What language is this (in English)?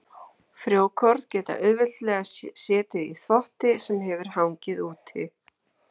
Icelandic